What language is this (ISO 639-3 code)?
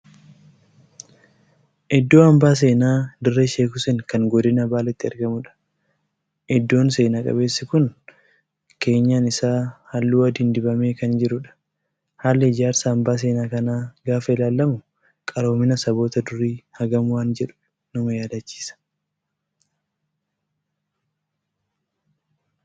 orm